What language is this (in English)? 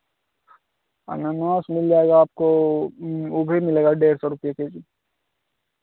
Hindi